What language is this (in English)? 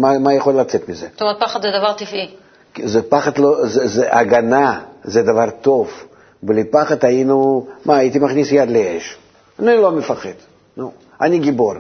Hebrew